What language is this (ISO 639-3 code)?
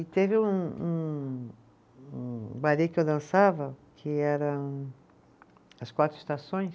por